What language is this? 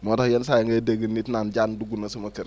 Wolof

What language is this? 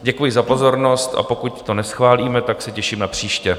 Czech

